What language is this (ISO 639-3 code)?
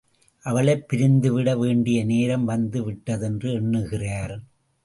tam